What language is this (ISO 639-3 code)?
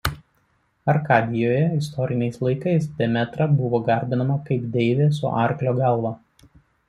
lit